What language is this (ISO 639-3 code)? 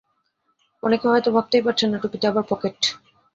ben